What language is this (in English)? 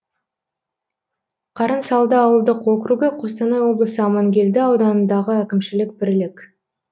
Kazakh